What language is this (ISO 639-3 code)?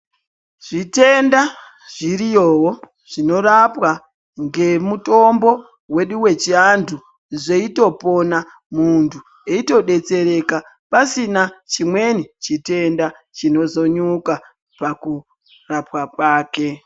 ndc